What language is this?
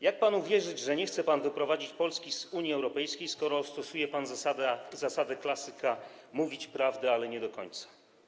Polish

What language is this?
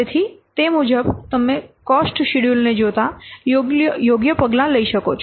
Gujarati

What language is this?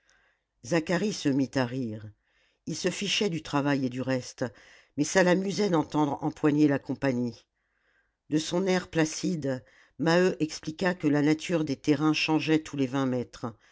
French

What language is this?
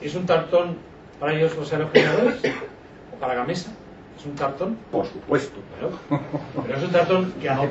Spanish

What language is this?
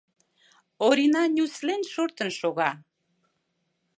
Mari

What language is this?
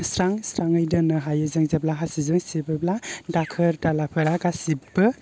Bodo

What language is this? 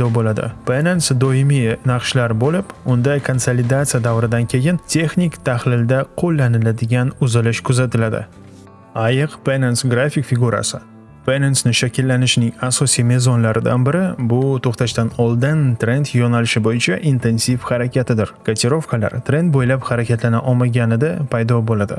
Uzbek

